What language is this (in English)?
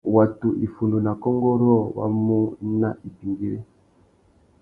Tuki